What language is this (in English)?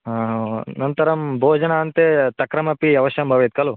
Sanskrit